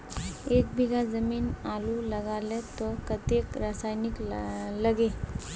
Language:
Magahi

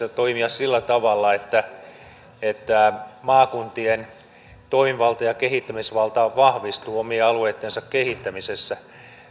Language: Finnish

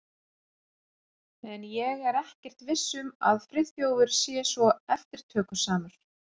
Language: Icelandic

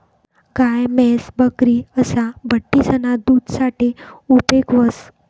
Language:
Marathi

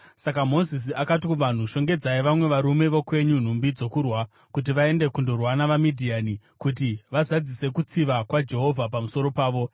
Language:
Shona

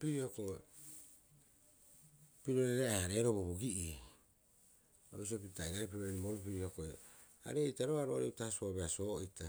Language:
Rapoisi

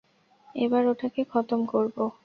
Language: Bangla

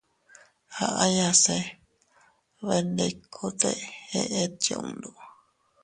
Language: Teutila Cuicatec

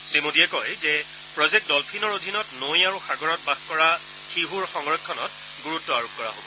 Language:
Assamese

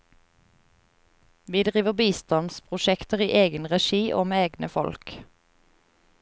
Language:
Norwegian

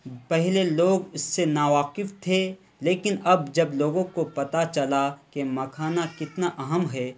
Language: Urdu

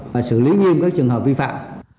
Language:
Vietnamese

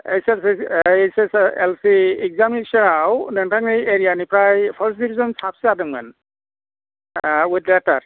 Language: Bodo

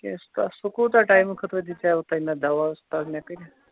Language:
Kashmiri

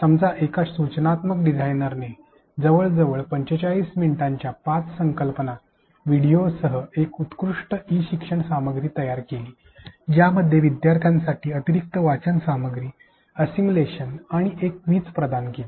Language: Marathi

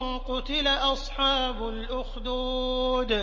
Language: Arabic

